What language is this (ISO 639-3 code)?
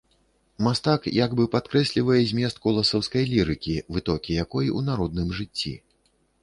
bel